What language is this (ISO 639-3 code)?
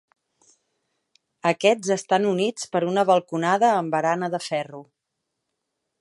cat